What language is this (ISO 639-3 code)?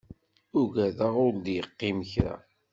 kab